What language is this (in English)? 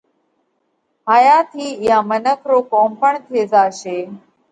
Parkari Koli